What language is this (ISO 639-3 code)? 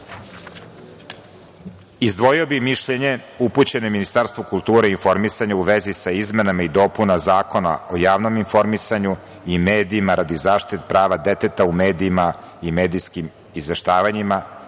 srp